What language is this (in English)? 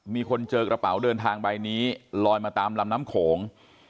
Thai